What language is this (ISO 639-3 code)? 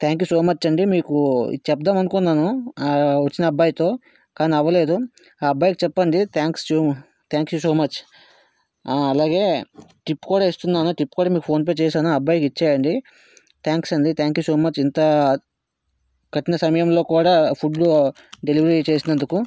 tel